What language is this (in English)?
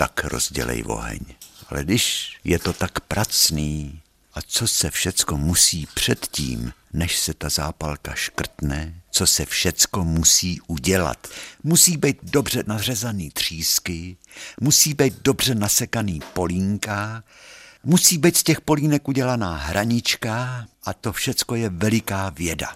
Czech